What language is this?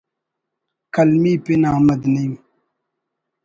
Brahui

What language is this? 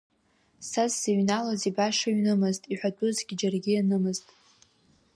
Abkhazian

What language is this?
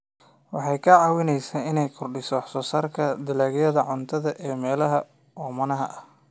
Somali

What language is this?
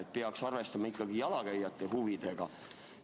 Estonian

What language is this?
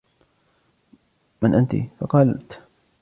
Arabic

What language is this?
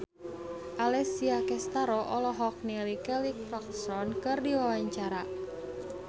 Sundanese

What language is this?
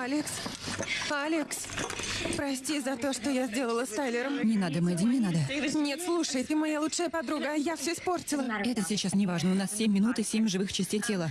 Russian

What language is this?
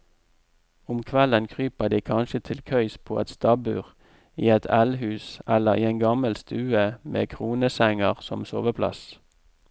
Norwegian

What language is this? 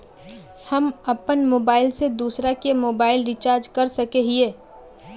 Magahi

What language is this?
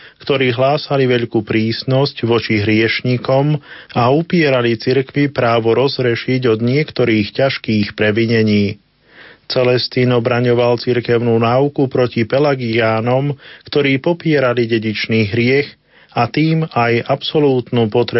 Slovak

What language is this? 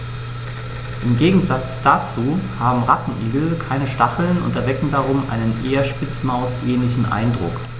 German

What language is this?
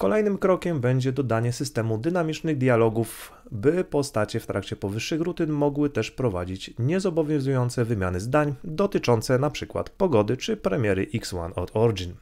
Polish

